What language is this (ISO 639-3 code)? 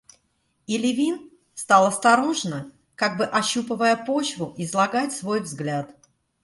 rus